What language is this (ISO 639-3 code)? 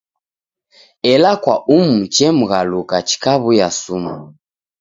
dav